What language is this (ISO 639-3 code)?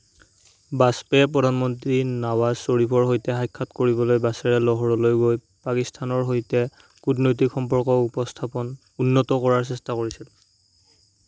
asm